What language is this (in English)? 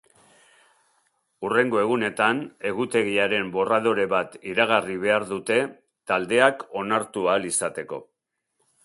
Basque